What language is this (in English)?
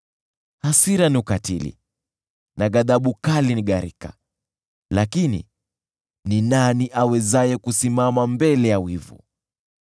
Swahili